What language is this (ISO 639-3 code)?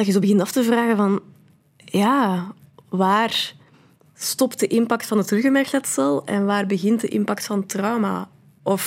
nld